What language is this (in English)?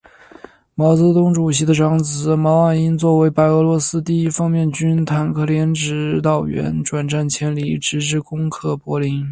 Chinese